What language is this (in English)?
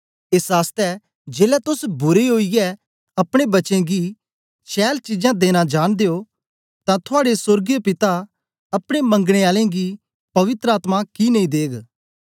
Dogri